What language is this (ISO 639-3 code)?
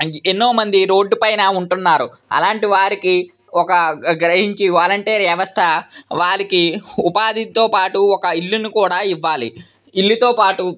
tel